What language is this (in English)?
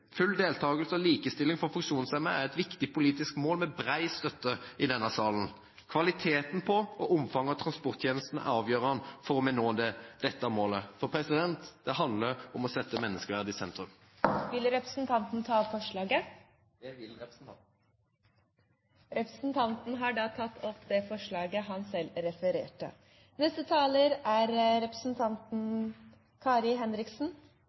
Norwegian Bokmål